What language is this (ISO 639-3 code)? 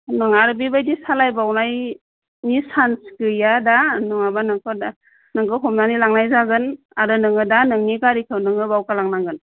brx